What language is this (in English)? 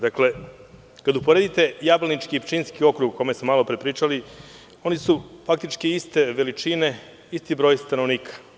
Serbian